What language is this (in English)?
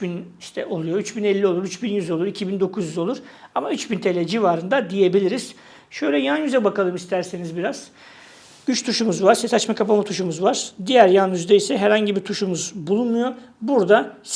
Turkish